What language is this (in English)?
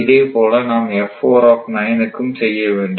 Tamil